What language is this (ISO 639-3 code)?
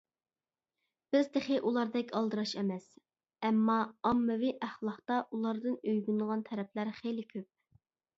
uig